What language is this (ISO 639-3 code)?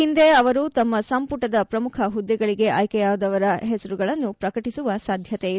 kan